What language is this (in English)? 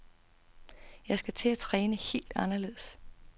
Danish